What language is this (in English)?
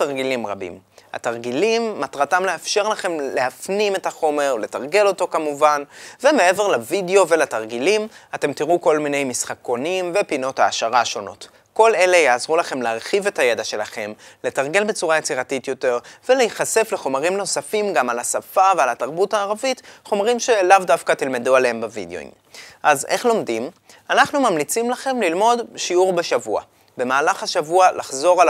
Hebrew